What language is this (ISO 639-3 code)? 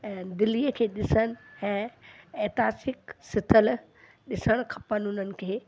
snd